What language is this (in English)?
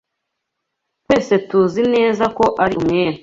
Kinyarwanda